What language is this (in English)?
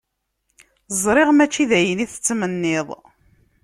Kabyle